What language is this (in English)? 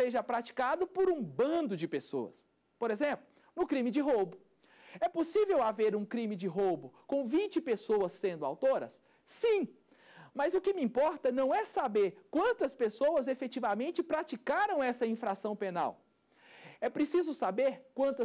Portuguese